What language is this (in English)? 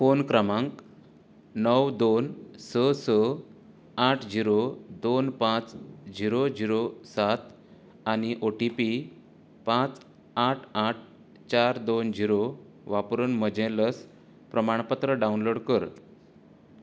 Konkani